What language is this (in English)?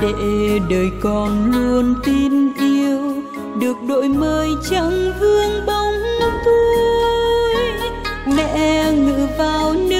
Vietnamese